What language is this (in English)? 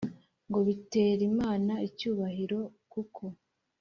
Kinyarwanda